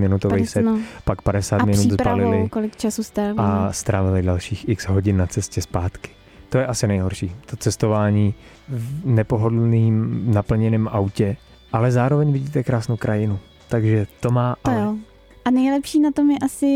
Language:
Czech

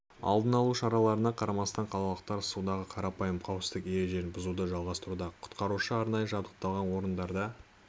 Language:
Kazakh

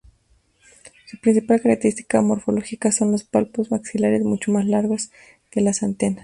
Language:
Spanish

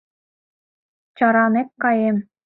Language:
Mari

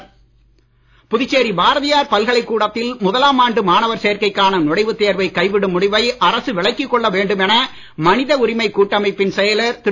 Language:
Tamil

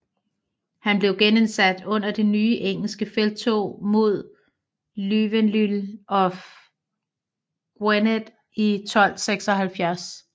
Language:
Danish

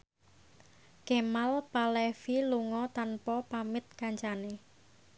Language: Javanese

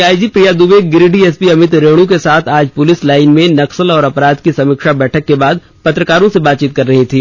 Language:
Hindi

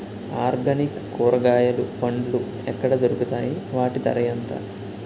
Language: Telugu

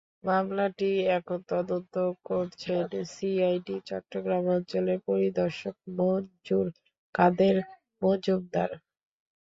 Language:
Bangla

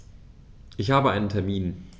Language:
German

